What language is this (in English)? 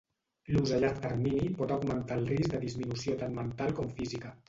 Catalan